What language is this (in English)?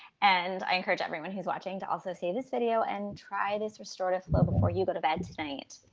English